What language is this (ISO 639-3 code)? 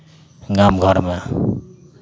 mai